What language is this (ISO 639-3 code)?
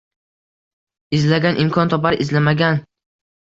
uzb